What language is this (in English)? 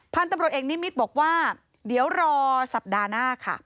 Thai